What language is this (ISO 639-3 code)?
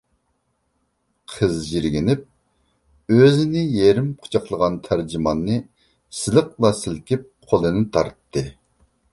uig